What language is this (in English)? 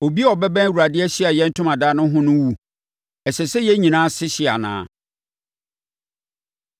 Akan